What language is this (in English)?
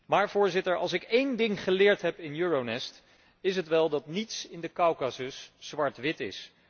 Dutch